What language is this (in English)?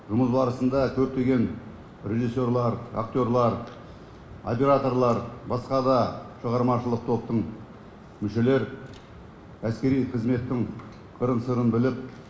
Kazakh